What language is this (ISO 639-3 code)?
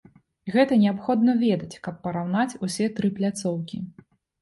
bel